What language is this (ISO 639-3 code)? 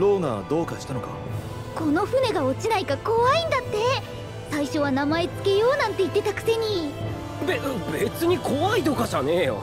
jpn